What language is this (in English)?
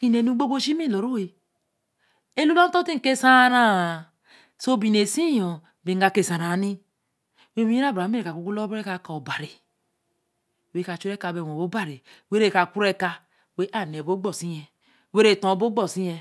Eleme